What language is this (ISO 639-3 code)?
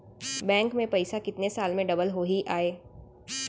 hne